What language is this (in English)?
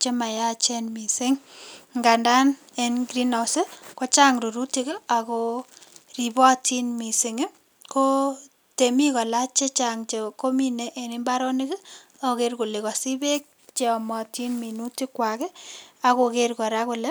Kalenjin